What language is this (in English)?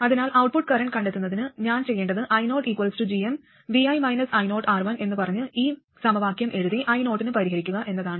Malayalam